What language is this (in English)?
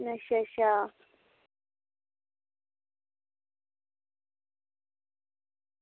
Dogri